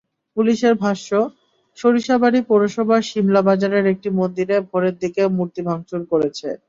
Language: Bangla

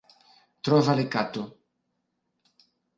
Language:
Interlingua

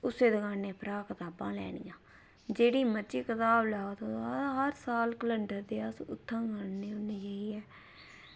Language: Dogri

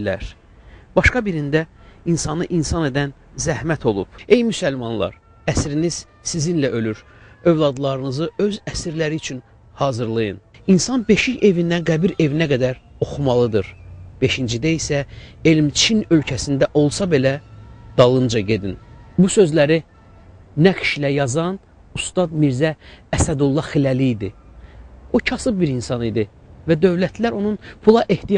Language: Turkish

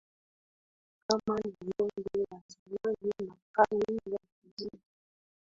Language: Swahili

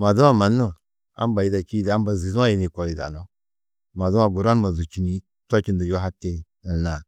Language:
Tedaga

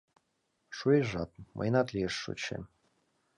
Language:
Mari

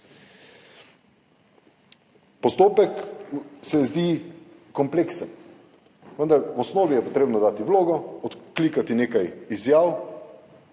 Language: Slovenian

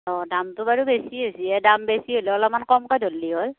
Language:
Assamese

